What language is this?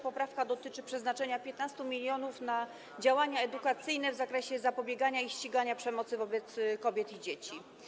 Polish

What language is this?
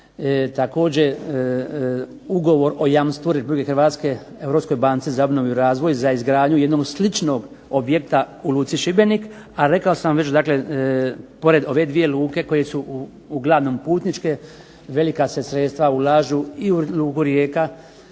Croatian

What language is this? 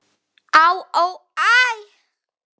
Icelandic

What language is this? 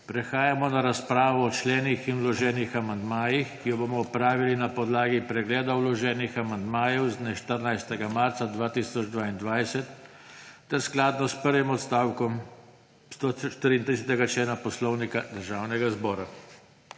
Slovenian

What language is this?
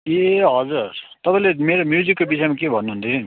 Nepali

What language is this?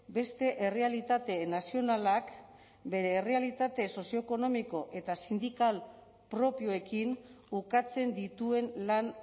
Basque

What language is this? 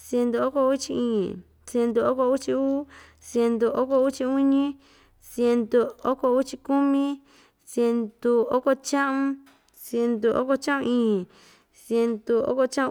Ixtayutla Mixtec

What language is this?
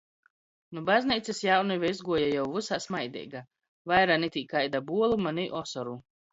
Latgalian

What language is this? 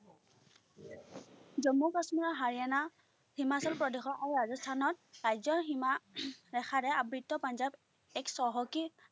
Assamese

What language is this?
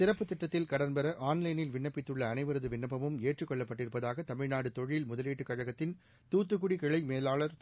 Tamil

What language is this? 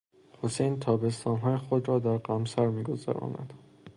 Persian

